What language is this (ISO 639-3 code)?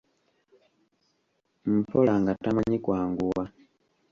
lug